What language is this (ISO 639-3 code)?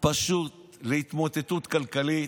heb